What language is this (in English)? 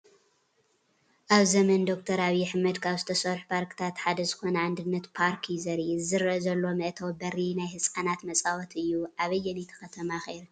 Tigrinya